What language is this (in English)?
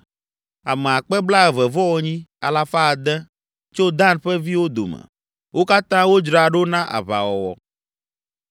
Ewe